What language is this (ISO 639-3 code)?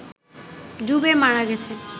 ben